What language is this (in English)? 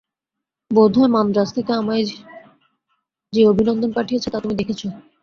Bangla